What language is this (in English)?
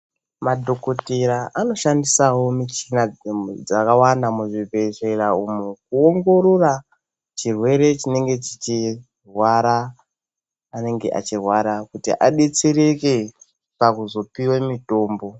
Ndau